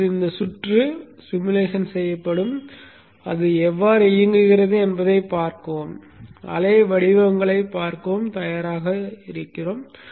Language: Tamil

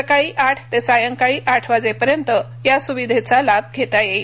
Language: Marathi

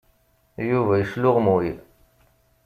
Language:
Kabyle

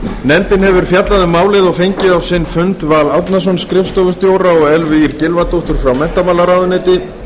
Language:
Icelandic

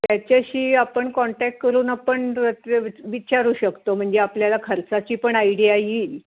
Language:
Marathi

